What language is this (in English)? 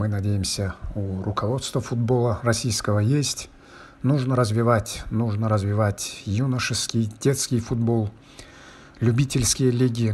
Russian